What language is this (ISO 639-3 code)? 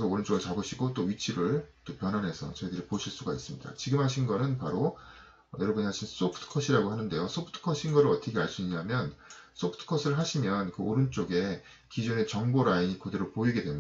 kor